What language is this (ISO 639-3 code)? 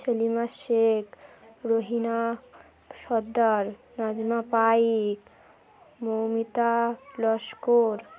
ben